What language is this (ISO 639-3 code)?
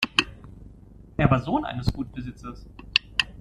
deu